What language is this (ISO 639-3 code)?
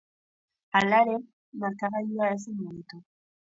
eus